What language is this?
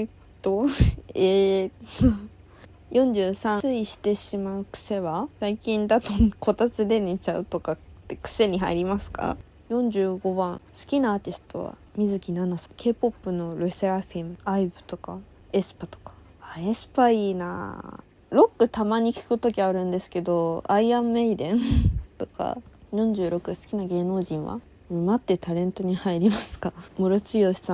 Japanese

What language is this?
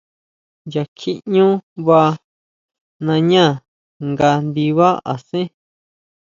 Huautla Mazatec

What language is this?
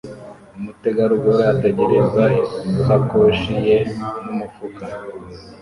Kinyarwanda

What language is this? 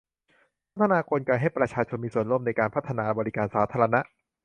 Thai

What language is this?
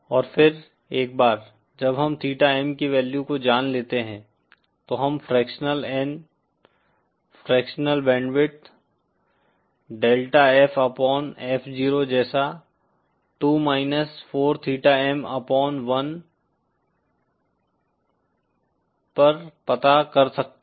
Hindi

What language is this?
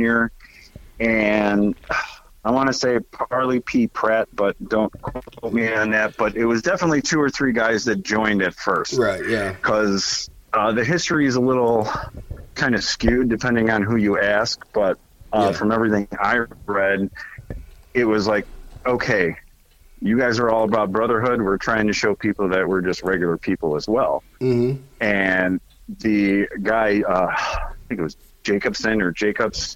English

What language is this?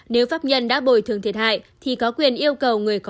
Vietnamese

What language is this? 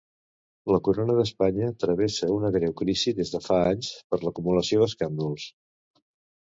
Catalan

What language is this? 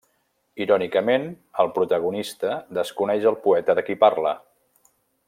Catalan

